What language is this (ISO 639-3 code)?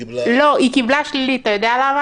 heb